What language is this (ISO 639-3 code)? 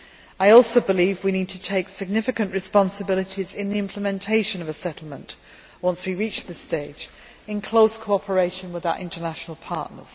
eng